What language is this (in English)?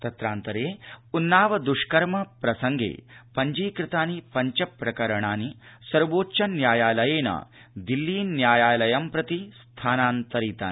Sanskrit